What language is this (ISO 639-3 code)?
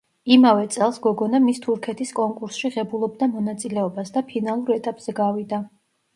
kat